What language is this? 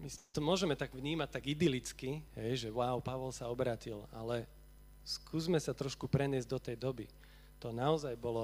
Slovak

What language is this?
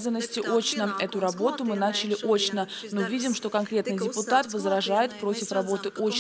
Russian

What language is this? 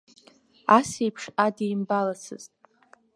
Abkhazian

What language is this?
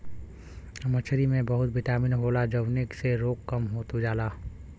Bhojpuri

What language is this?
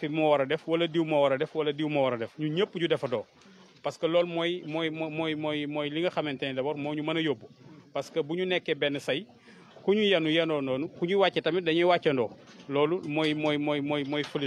French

